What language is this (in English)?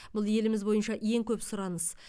Kazakh